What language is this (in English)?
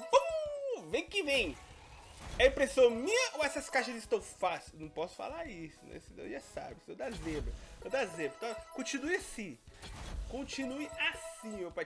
Portuguese